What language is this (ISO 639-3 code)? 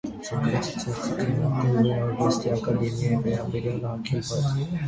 hye